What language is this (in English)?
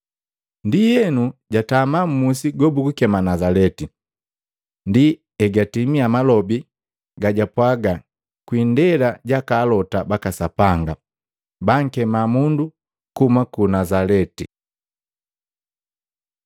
Matengo